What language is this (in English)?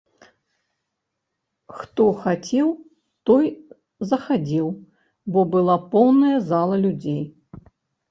Belarusian